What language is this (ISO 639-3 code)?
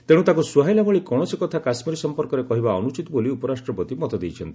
ori